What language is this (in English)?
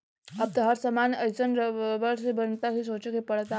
Bhojpuri